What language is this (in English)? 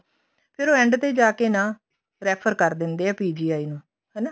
Punjabi